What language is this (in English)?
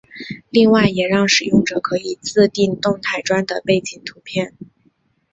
Chinese